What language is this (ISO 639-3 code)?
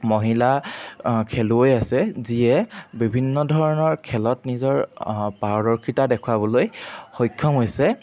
asm